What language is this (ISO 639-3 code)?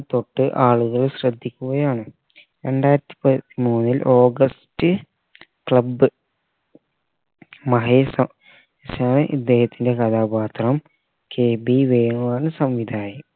mal